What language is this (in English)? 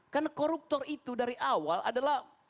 Indonesian